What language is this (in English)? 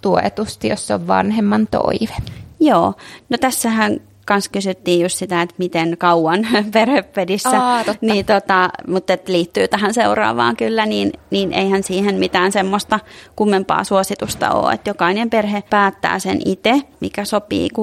Finnish